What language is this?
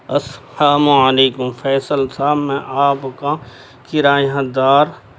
Urdu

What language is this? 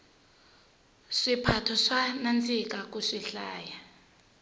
Tsonga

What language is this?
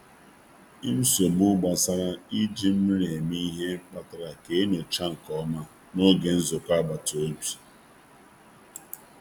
Igbo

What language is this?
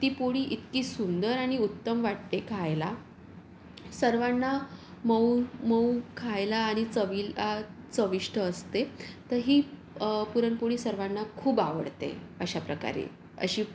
Marathi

